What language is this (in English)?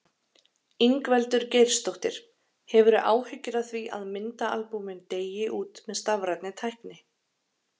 Icelandic